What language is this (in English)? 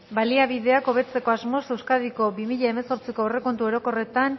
Basque